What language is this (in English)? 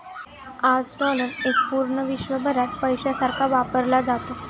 Marathi